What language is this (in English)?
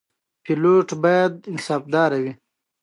Pashto